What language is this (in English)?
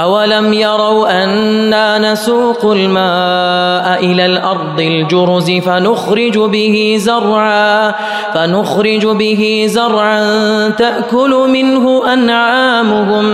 Arabic